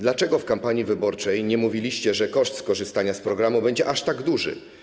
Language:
Polish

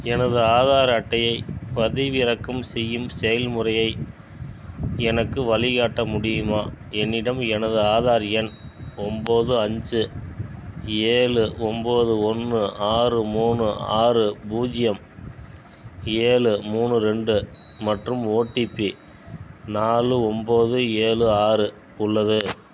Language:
Tamil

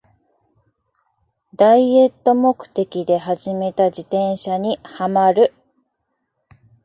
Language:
Japanese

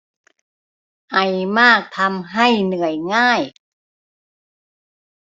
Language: Thai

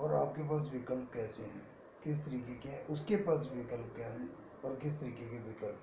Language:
Hindi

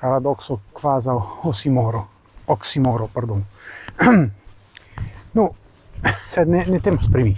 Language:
Italian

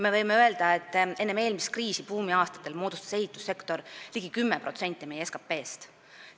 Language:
Estonian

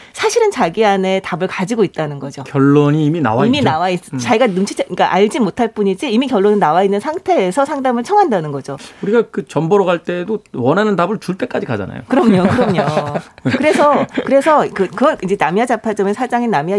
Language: Korean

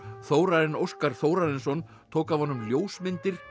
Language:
Icelandic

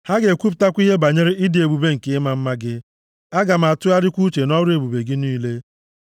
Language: Igbo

